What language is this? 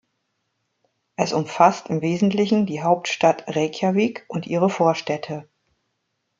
German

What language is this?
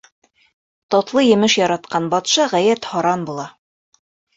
Bashkir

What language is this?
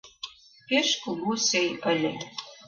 Mari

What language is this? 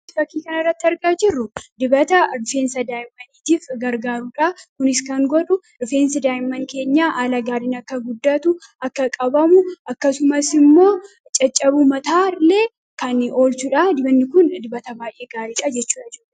Oromo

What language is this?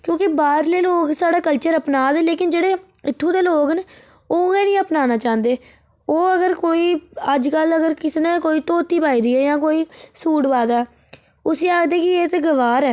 Dogri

